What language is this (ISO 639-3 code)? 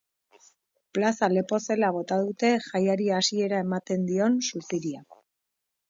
eus